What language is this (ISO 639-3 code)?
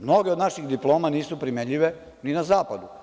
srp